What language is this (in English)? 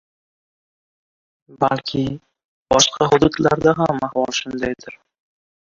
Uzbek